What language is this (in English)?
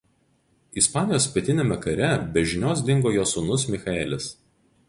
Lithuanian